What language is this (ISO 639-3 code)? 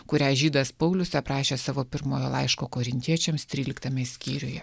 lit